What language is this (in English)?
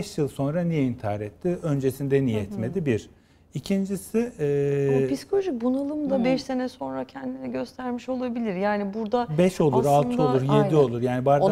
Turkish